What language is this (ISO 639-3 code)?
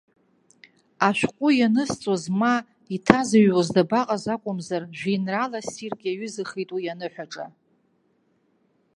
abk